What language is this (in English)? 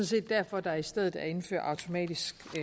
Danish